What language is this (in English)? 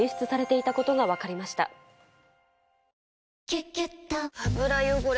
Japanese